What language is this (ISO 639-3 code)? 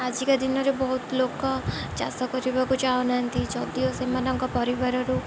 ori